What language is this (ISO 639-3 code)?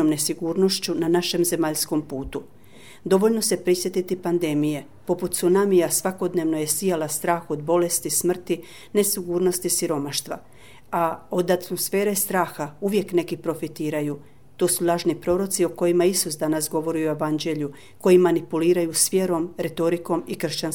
hrv